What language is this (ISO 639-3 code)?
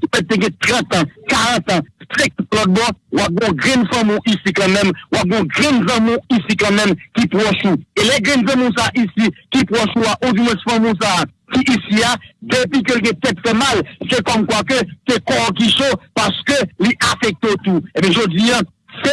fra